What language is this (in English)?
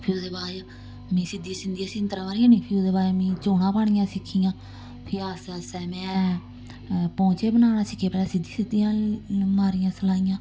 Dogri